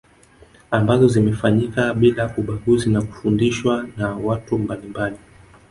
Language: Swahili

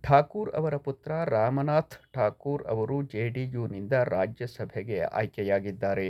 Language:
Kannada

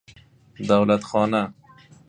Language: Persian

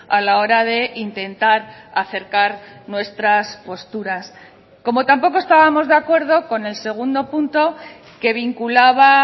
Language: Spanish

